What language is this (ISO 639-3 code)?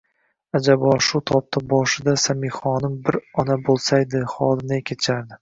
uzb